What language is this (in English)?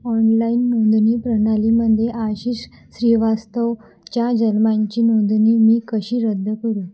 Marathi